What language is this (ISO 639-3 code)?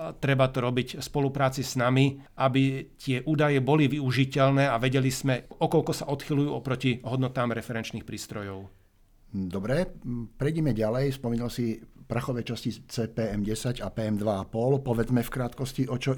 slk